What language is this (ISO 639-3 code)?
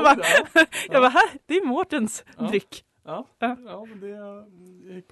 swe